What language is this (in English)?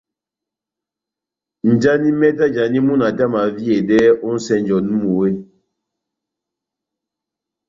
Batanga